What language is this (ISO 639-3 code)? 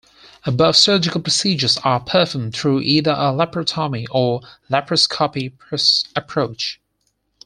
eng